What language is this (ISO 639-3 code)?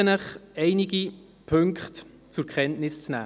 gsw